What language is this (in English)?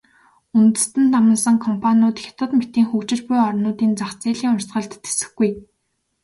Mongolian